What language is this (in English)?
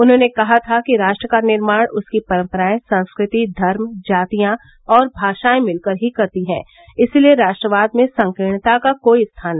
Hindi